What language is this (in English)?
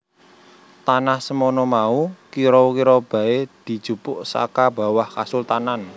Javanese